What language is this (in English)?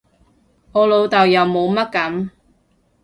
Cantonese